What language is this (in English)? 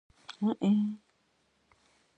Kabardian